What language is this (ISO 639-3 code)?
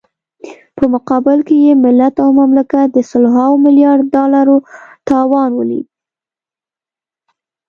pus